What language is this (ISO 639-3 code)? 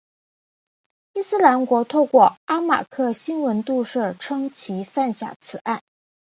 zho